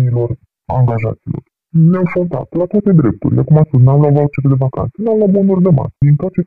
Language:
Romanian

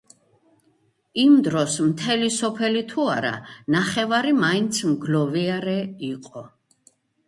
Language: Georgian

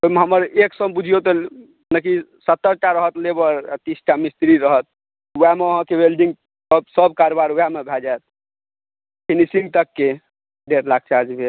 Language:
Maithili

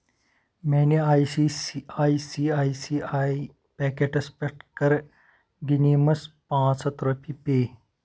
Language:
Kashmiri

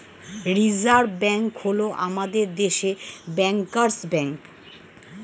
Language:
Bangla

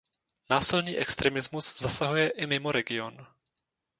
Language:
Czech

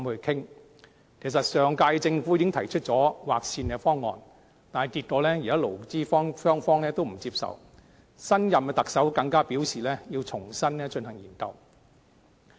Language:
Cantonese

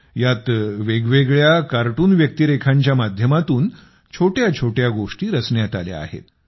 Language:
Marathi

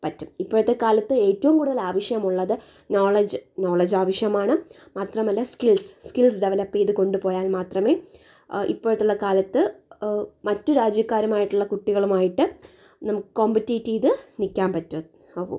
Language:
Malayalam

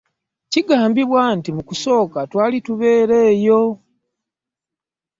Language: Ganda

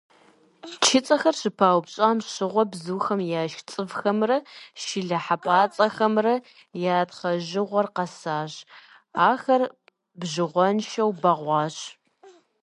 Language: Kabardian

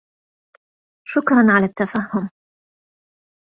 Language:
Arabic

